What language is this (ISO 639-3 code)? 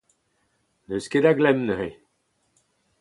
bre